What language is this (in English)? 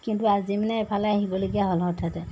Assamese